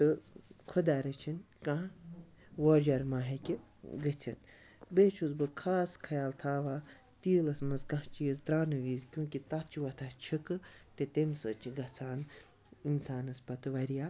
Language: Kashmiri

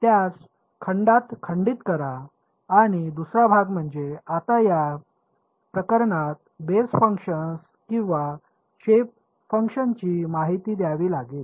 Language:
Marathi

